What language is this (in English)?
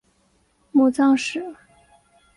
Chinese